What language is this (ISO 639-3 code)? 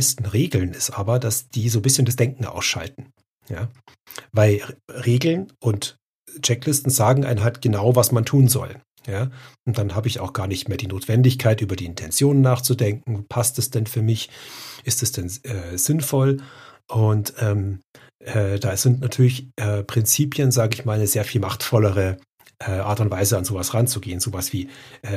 deu